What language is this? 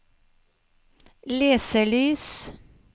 Norwegian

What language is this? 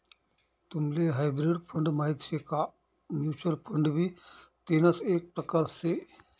Marathi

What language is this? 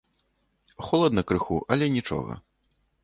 Belarusian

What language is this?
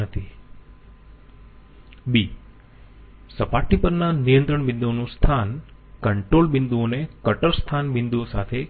Gujarati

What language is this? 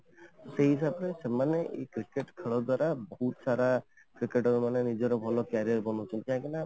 Odia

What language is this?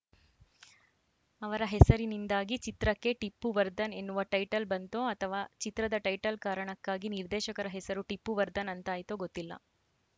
Kannada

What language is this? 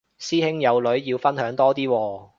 Cantonese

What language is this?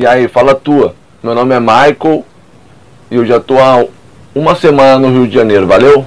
Portuguese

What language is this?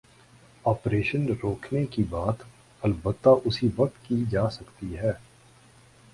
Urdu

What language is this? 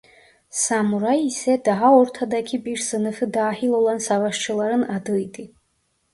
Turkish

